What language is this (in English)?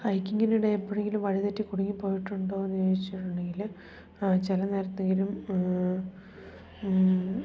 Malayalam